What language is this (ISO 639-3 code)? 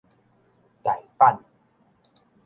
nan